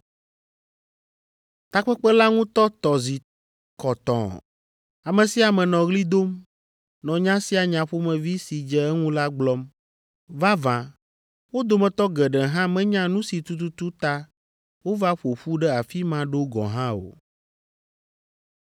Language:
Ewe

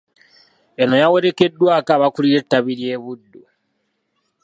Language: Ganda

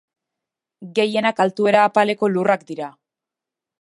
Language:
Basque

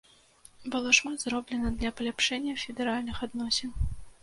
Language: Belarusian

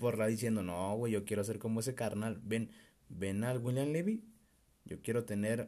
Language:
Spanish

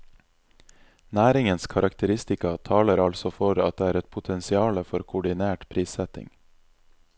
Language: Norwegian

